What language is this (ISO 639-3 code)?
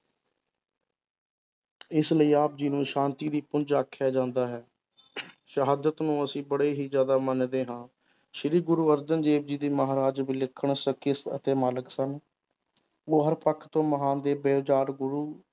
pan